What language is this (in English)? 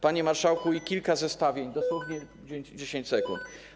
Polish